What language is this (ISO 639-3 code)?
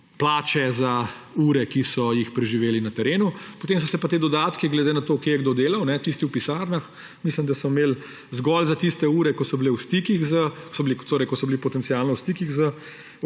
slv